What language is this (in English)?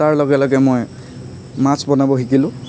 Assamese